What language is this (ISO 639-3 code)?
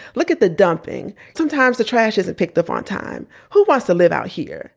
eng